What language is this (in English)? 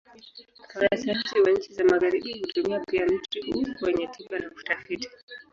Swahili